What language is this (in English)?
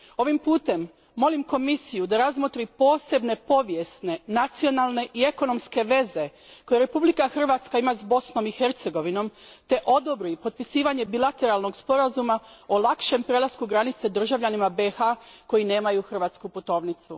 Croatian